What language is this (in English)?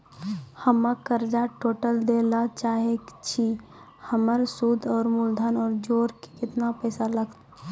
Maithili